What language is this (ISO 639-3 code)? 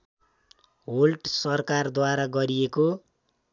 nep